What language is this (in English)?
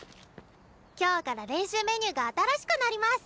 Japanese